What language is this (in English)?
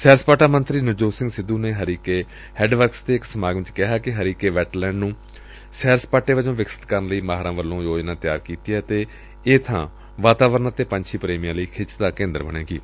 Punjabi